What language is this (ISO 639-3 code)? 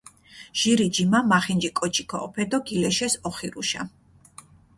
xmf